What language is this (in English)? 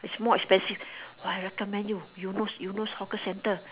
English